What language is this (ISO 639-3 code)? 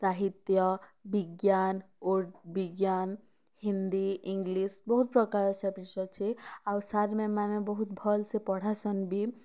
ori